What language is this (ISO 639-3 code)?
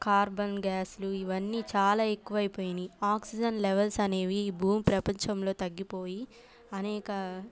tel